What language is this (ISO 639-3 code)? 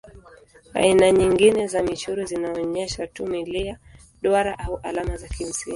swa